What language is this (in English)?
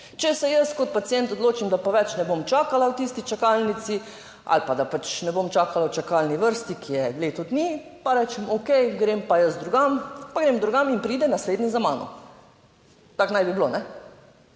Slovenian